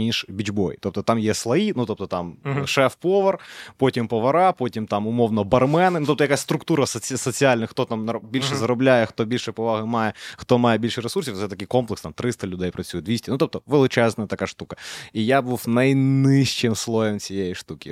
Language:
Ukrainian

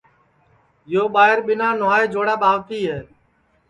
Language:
Sansi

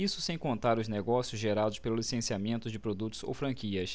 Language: Portuguese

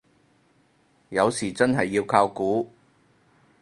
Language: Cantonese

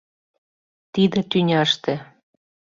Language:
Mari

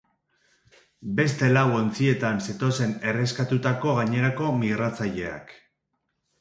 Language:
Basque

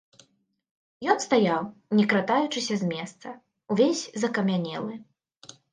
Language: Belarusian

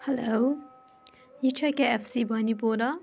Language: Kashmiri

